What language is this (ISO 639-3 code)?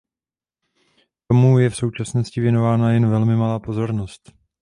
ces